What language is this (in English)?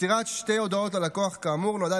Hebrew